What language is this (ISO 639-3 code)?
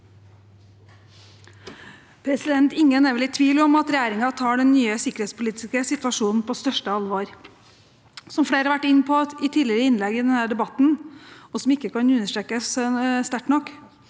nor